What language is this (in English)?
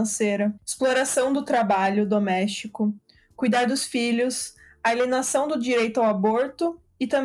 Portuguese